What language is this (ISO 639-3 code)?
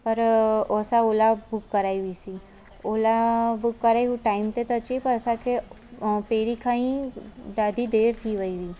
snd